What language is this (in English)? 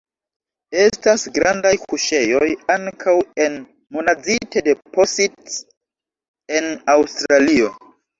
Esperanto